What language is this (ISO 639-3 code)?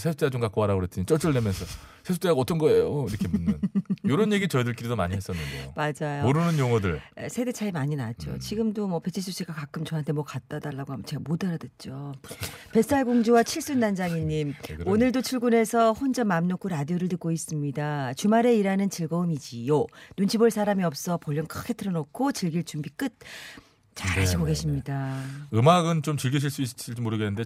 kor